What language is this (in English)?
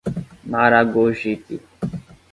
Portuguese